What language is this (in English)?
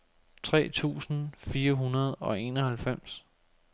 Danish